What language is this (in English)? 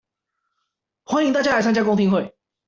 Chinese